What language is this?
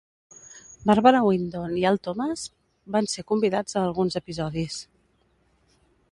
Catalan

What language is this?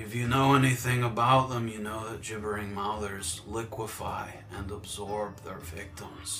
English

